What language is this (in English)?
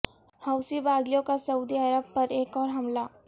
Urdu